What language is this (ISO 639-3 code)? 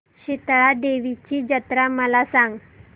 mar